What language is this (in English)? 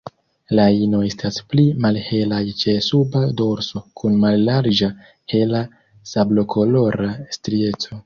Esperanto